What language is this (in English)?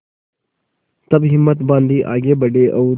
Hindi